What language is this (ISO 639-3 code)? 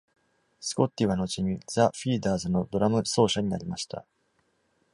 jpn